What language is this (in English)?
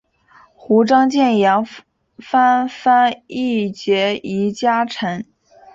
Chinese